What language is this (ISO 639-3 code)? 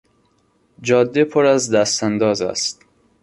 fas